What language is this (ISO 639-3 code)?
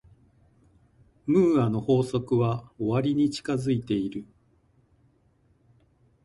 jpn